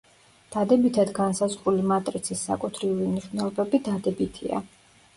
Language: Georgian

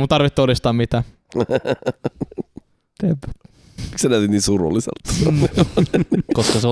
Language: Finnish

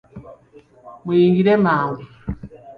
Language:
Ganda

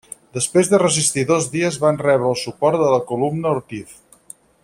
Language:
Catalan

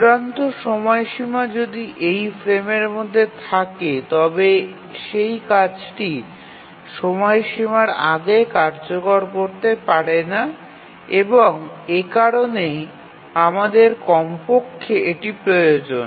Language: Bangla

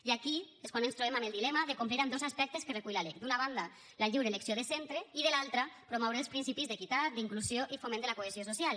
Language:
Catalan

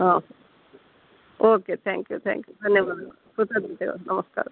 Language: Kannada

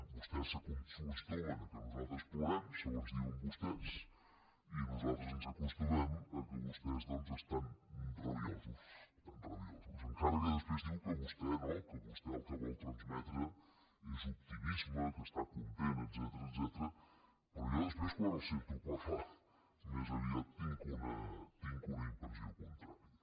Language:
Catalan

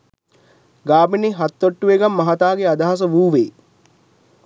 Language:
Sinhala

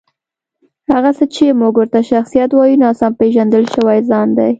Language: Pashto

